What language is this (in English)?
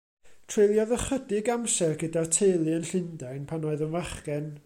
Welsh